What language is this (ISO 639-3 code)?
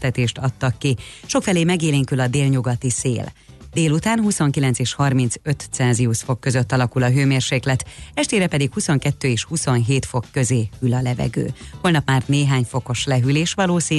hun